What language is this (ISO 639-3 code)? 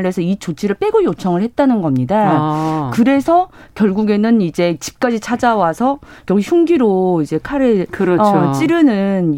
kor